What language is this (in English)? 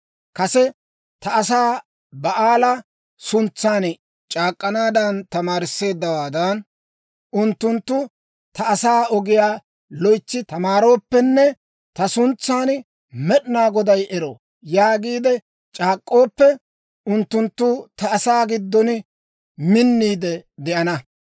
Dawro